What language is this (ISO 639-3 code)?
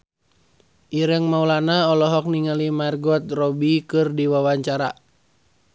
sun